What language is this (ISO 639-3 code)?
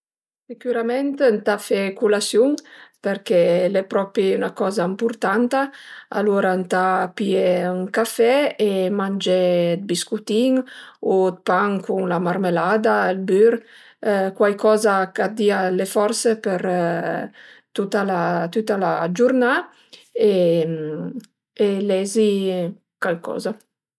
pms